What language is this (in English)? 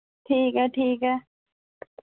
Dogri